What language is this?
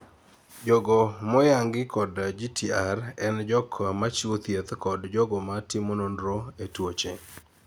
Luo (Kenya and Tanzania)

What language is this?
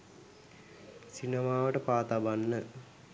Sinhala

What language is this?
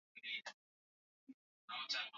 Swahili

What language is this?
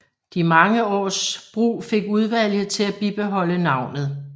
Danish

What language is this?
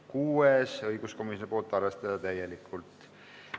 Estonian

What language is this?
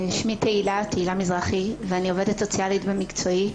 Hebrew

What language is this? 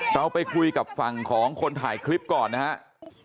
Thai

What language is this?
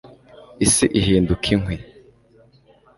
Kinyarwanda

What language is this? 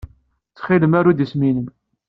Kabyle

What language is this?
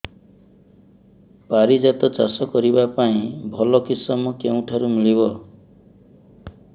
Odia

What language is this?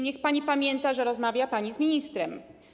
Polish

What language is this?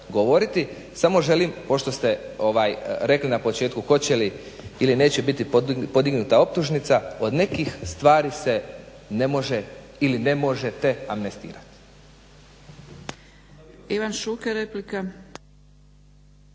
Croatian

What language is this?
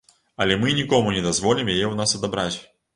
Belarusian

